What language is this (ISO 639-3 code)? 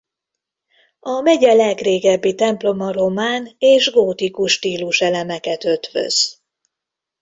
hun